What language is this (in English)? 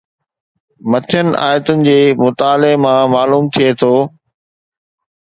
Sindhi